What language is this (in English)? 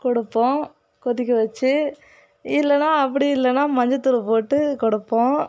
Tamil